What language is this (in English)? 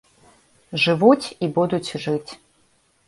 Belarusian